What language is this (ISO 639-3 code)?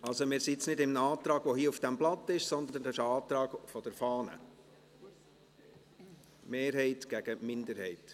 gsw